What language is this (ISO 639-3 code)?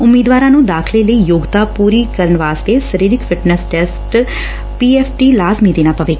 pan